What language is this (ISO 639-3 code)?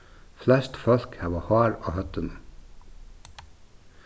fao